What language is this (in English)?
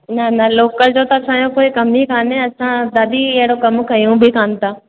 Sindhi